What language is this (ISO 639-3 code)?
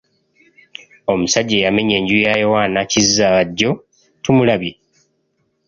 lug